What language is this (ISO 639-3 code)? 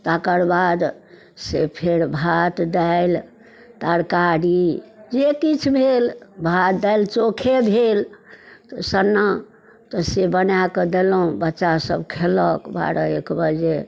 mai